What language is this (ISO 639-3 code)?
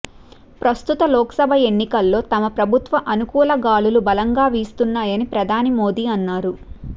tel